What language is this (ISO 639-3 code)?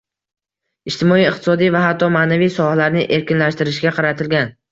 uzb